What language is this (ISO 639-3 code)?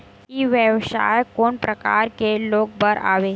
hne